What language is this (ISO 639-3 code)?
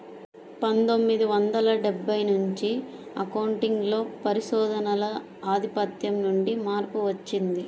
tel